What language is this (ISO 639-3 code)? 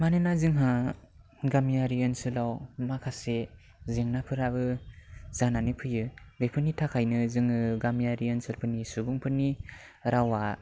brx